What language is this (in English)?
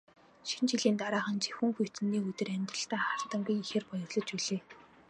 Mongolian